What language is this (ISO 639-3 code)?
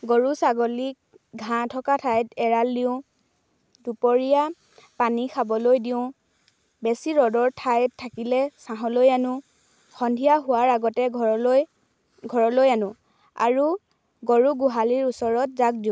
asm